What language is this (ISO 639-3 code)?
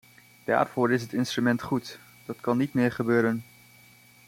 nld